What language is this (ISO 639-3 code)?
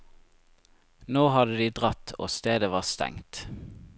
nor